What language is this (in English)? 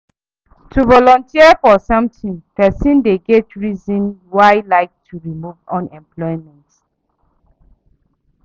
Nigerian Pidgin